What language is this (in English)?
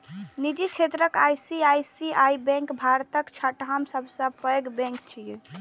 Maithili